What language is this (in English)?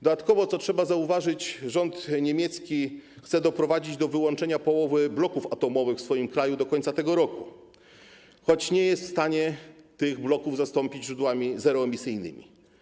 Polish